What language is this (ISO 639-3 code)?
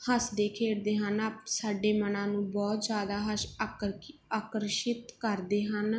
pan